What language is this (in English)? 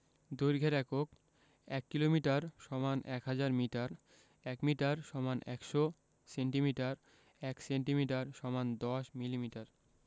Bangla